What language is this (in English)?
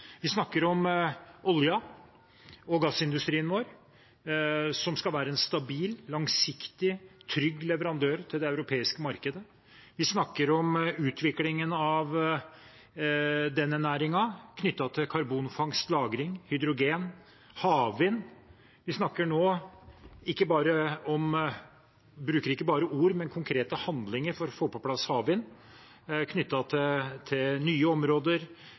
Norwegian Bokmål